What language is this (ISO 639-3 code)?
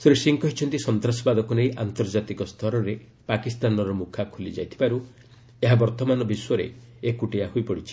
ori